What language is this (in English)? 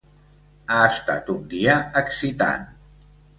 Catalan